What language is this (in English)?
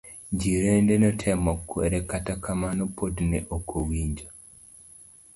Luo (Kenya and Tanzania)